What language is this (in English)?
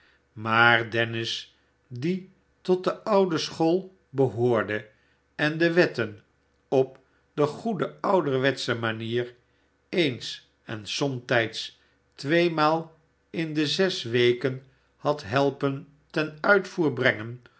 Dutch